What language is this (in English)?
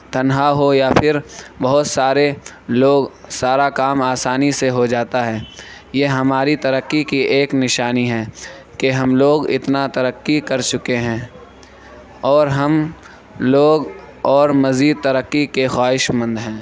Urdu